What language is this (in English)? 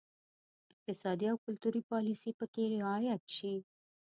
Pashto